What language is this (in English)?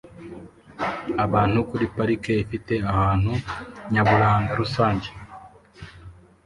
Kinyarwanda